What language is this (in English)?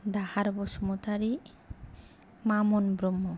Bodo